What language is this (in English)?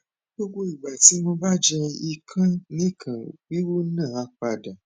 Yoruba